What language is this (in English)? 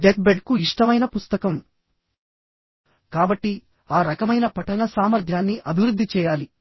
Telugu